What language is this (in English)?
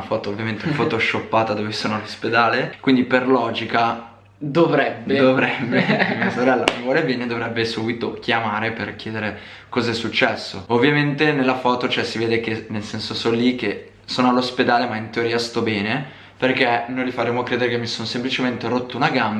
Italian